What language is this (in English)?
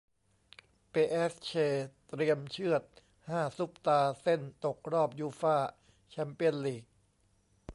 Thai